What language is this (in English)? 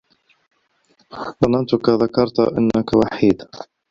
Arabic